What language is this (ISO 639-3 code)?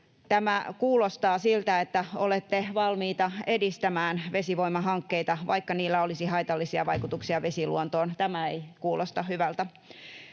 fin